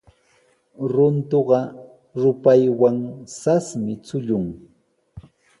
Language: Sihuas Ancash Quechua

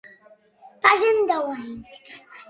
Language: Catalan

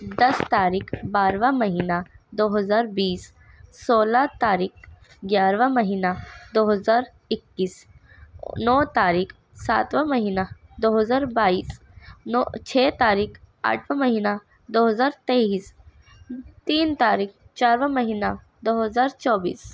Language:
Urdu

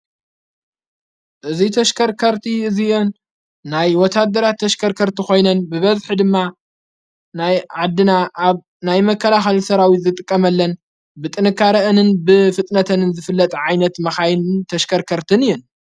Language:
Tigrinya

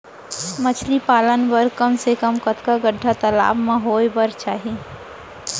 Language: Chhattisgarhi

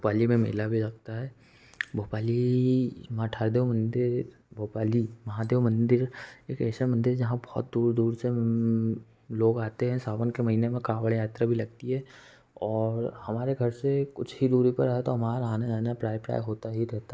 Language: Hindi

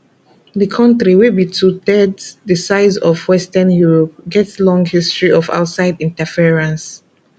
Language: Nigerian Pidgin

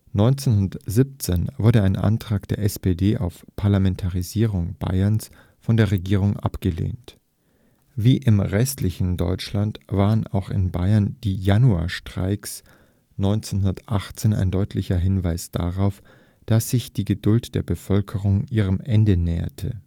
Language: German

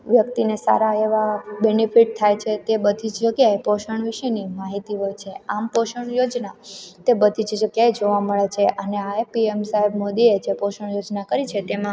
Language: Gujarati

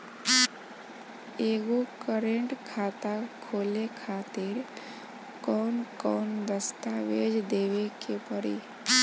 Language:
Bhojpuri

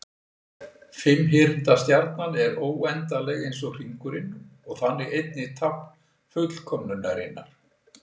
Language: Icelandic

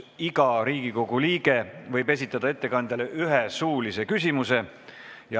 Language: Estonian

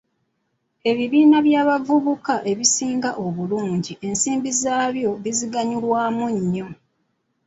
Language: Ganda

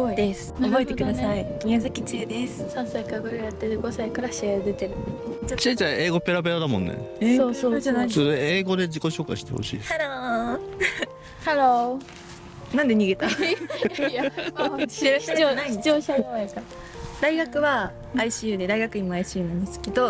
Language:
Japanese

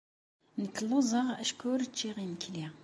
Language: Kabyle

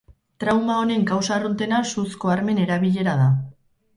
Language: Basque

